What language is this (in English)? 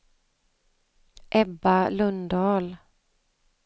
Swedish